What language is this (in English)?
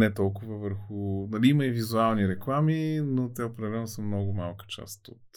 Bulgarian